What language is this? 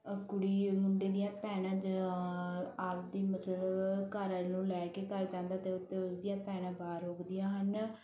Punjabi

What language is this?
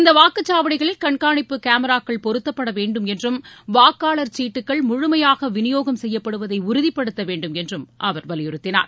Tamil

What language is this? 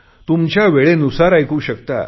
Marathi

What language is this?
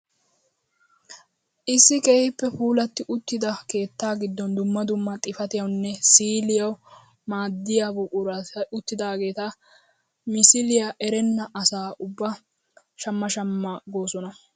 Wolaytta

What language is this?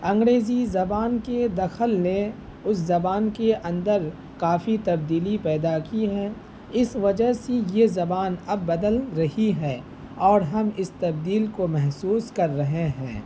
Urdu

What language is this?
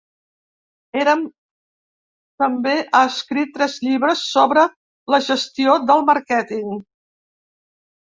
Catalan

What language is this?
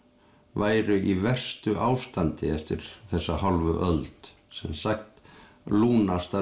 Icelandic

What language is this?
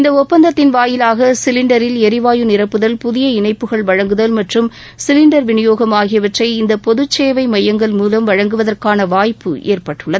Tamil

